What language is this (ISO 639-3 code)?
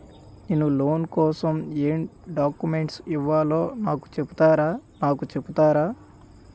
tel